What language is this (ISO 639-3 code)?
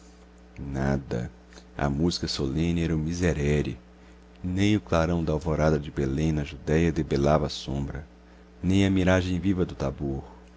por